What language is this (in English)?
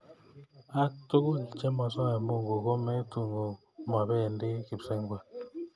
Kalenjin